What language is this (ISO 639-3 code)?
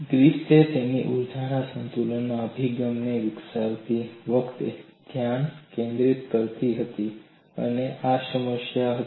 guj